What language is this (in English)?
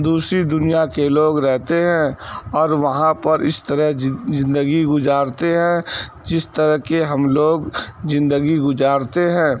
Urdu